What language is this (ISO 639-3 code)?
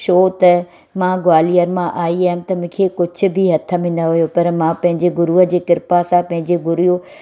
snd